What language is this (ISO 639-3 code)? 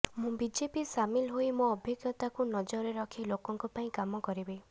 ori